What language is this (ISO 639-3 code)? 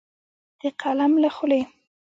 pus